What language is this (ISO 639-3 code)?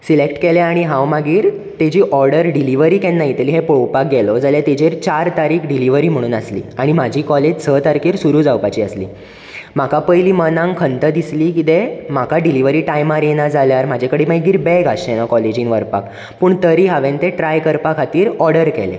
kok